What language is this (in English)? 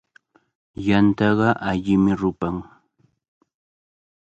Cajatambo North Lima Quechua